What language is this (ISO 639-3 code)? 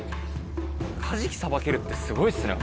jpn